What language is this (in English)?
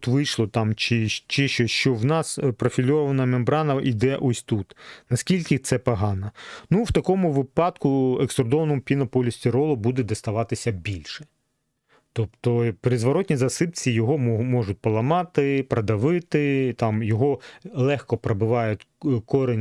Ukrainian